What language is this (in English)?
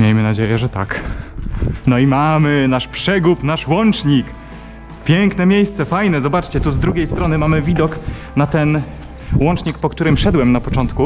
Polish